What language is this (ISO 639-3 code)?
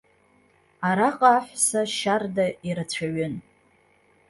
abk